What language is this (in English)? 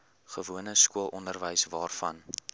Afrikaans